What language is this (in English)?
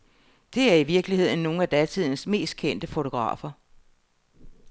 Danish